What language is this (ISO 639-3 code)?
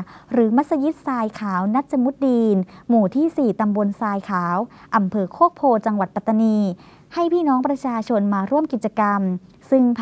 tha